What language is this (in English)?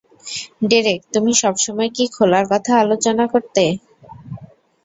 Bangla